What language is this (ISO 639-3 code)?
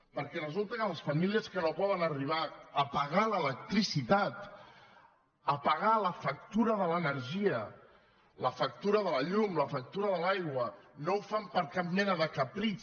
cat